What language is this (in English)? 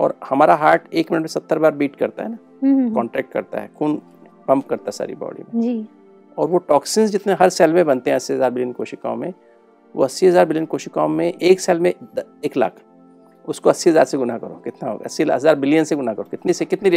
Hindi